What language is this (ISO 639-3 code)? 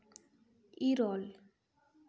sat